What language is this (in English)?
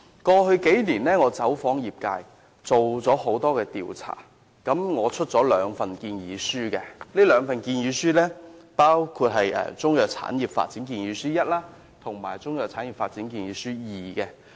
Cantonese